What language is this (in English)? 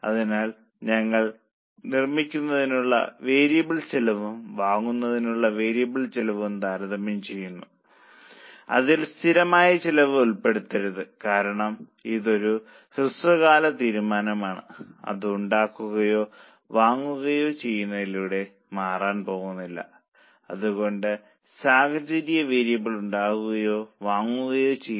Malayalam